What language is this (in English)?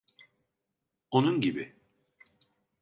Turkish